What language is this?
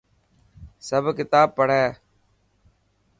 Dhatki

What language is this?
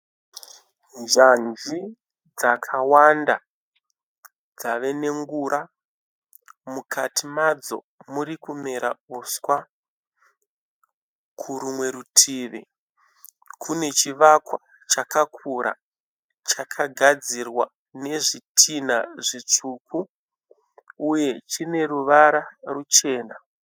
Shona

